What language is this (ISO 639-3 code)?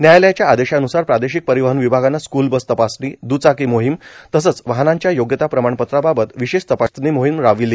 mar